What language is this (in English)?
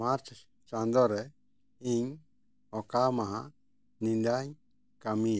Santali